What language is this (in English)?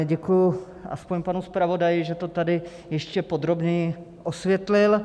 Czech